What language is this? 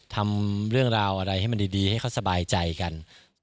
Thai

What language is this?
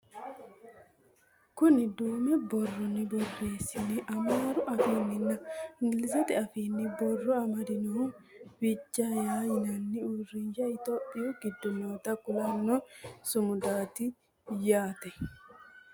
Sidamo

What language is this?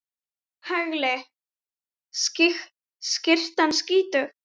Icelandic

